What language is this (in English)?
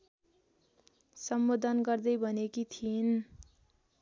Nepali